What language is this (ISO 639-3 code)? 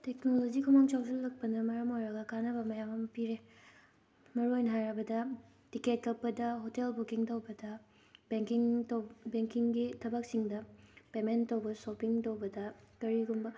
mni